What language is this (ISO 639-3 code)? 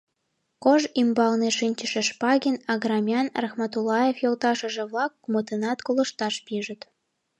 chm